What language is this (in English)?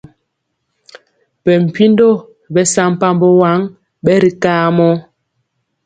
Mpiemo